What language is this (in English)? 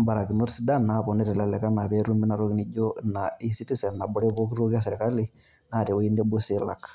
Masai